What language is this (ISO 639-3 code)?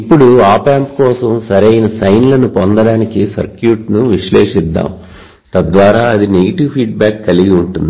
tel